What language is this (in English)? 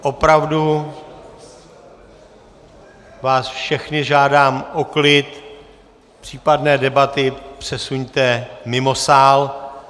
Czech